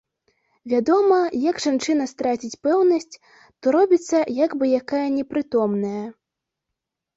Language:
Belarusian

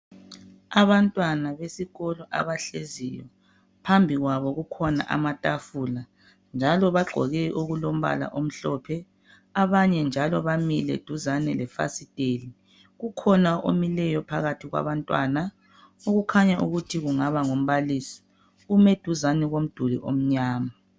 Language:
North Ndebele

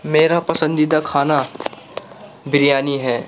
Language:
Urdu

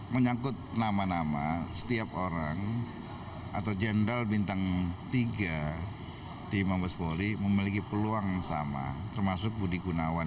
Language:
Indonesian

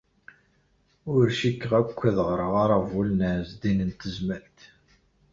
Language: Kabyle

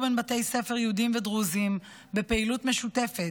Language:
Hebrew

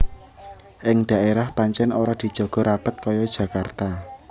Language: Javanese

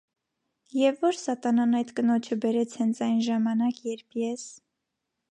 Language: Armenian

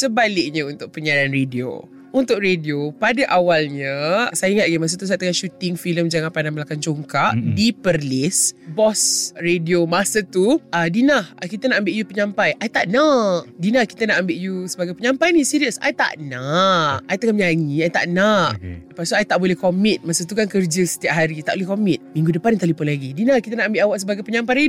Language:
Malay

